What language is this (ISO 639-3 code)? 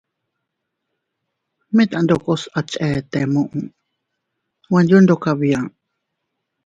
cut